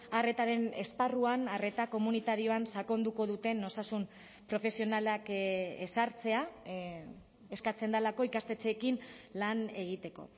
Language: Basque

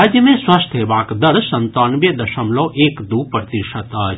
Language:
Maithili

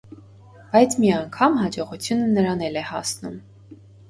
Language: Armenian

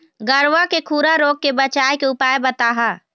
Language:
Chhattisgarhi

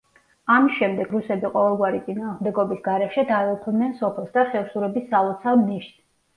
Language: Georgian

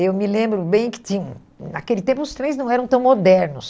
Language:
Portuguese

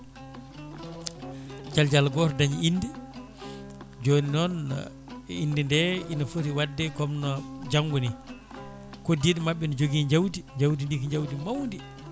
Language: Fula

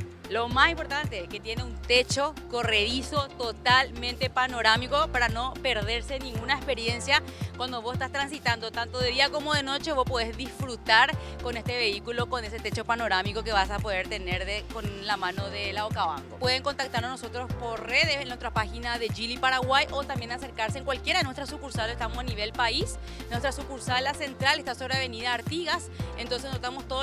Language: Spanish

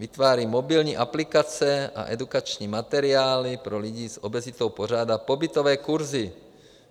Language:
Czech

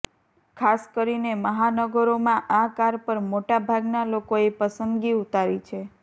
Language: Gujarati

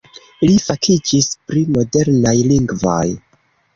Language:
Esperanto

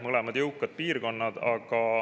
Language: Estonian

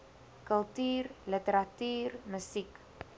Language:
Afrikaans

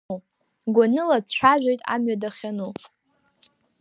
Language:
Abkhazian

